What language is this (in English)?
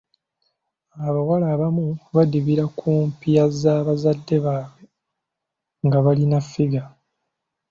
Ganda